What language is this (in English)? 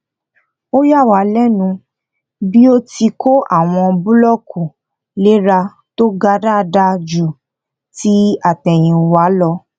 Yoruba